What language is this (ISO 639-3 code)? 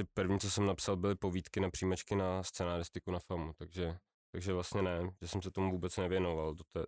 ces